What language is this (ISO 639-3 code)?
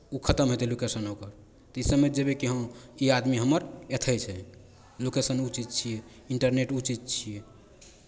mai